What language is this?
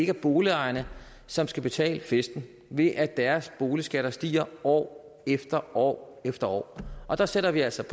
Danish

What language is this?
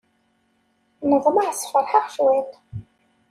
Kabyle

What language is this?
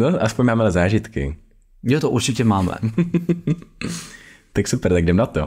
Czech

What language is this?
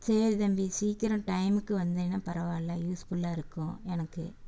Tamil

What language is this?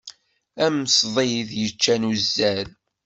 Kabyle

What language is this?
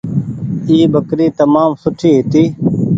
Goaria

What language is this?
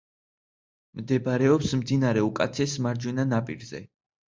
Georgian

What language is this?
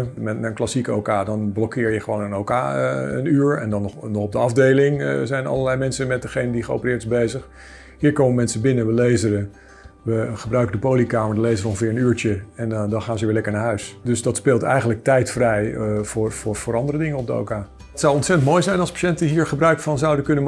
Dutch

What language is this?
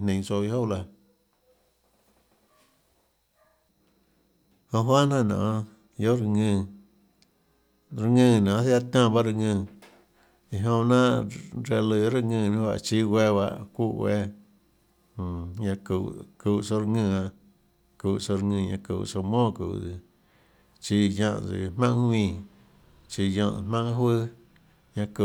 Tlacoatzintepec Chinantec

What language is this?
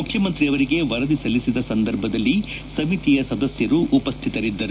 Kannada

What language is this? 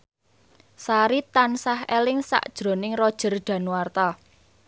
Javanese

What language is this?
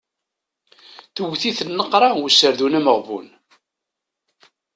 Kabyle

